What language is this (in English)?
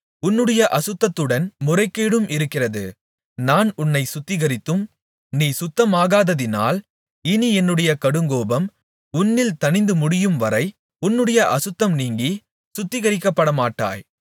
Tamil